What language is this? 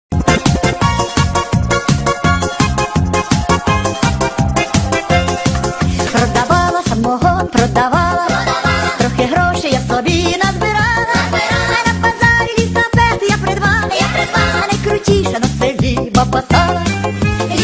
Korean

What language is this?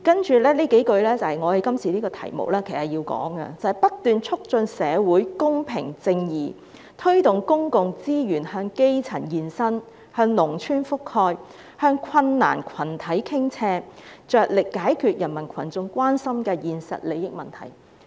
Cantonese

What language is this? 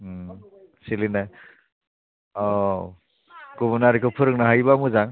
Bodo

